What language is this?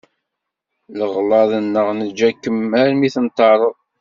Kabyle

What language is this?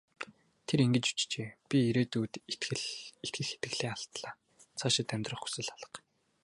Mongolian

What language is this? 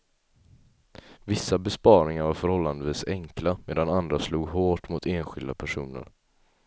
Swedish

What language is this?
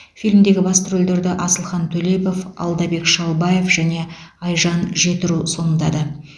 Kazakh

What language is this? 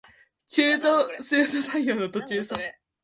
Japanese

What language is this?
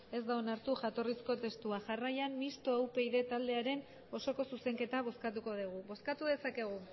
Basque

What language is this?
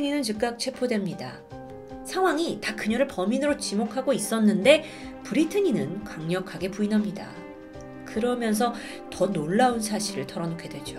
Korean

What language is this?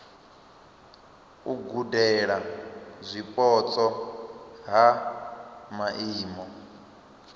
Venda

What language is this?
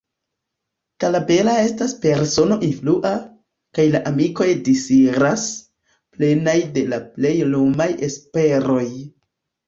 Esperanto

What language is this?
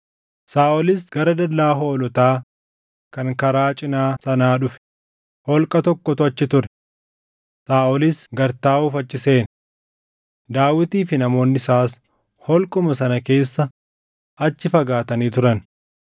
Oromo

